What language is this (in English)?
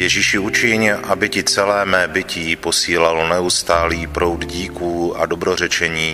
Czech